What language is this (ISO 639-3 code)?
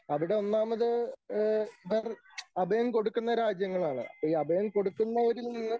mal